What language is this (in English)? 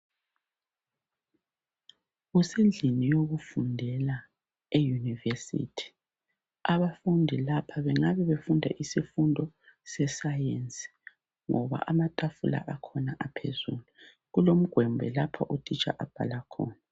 North Ndebele